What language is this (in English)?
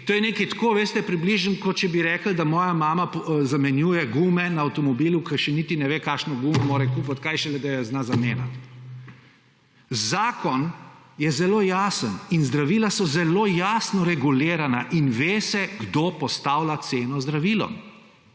Slovenian